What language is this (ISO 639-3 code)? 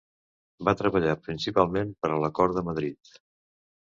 cat